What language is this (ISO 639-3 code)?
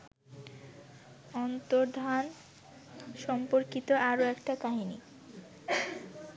ben